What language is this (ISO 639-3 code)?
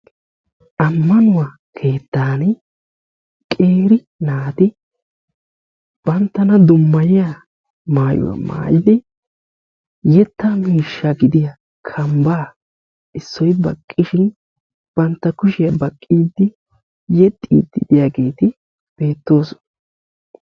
wal